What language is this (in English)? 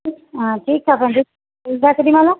Sindhi